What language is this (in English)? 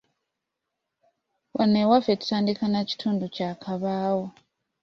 Ganda